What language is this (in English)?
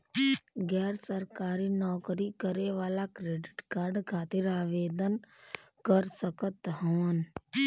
Bhojpuri